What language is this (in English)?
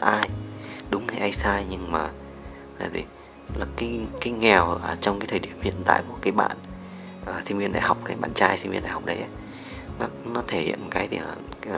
Vietnamese